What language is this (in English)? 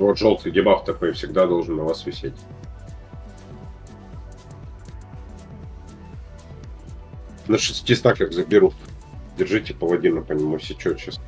Russian